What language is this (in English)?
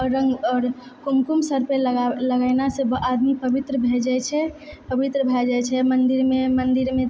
Maithili